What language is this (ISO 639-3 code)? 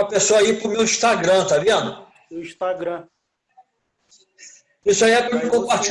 por